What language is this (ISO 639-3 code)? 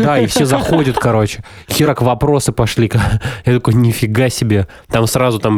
rus